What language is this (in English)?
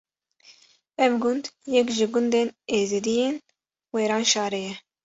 Kurdish